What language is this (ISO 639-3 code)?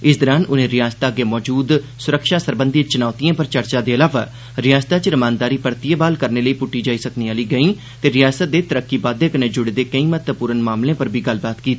doi